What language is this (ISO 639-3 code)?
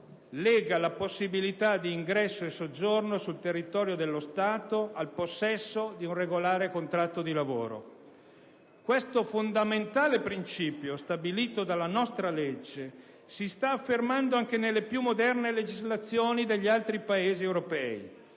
ita